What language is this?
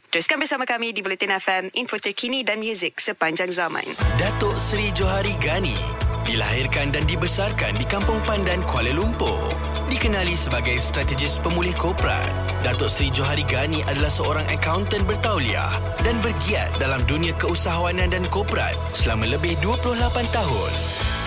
Malay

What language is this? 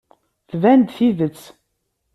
Kabyle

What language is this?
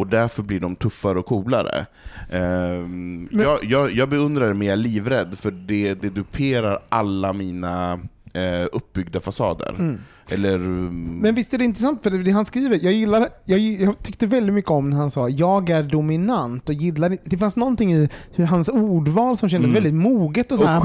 Swedish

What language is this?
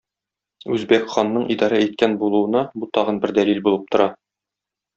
Tatar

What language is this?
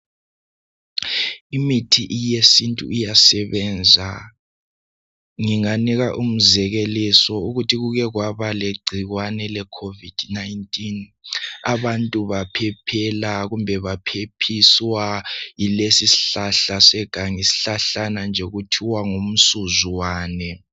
North Ndebele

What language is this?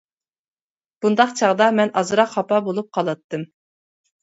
Uyghur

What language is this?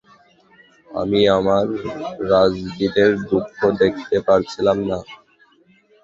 Bangla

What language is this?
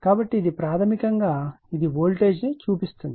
Telugu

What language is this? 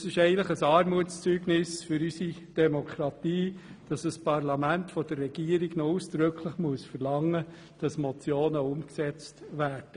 Swiss German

